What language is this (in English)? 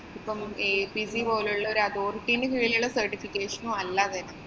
Malayalam